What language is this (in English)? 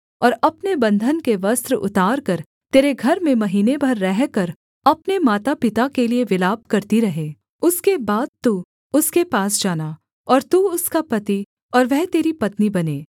Hindi